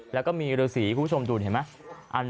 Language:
Thai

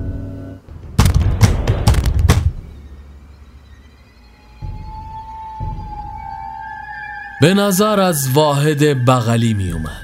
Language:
Persian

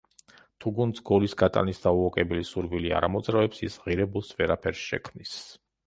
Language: Georgian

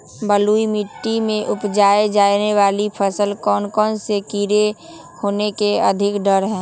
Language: Magahi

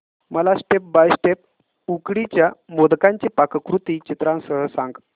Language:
Marathi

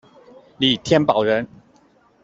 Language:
Chinese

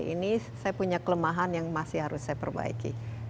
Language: Indonesian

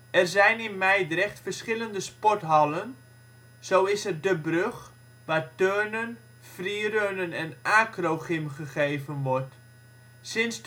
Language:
Dutch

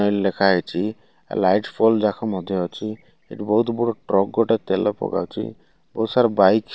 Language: Odia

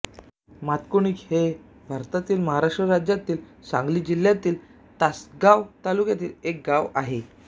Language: Marathi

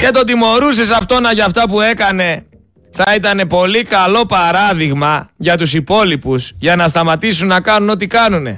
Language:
Greek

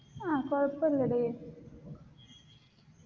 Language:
Malayalam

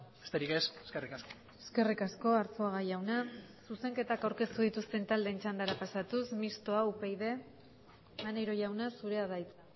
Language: Basque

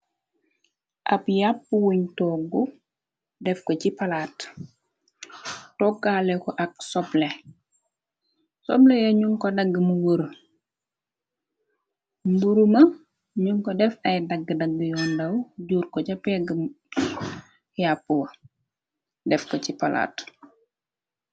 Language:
Wolof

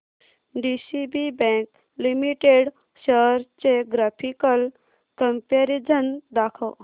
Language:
Marathi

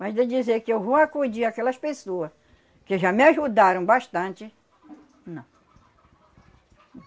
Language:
Portuguese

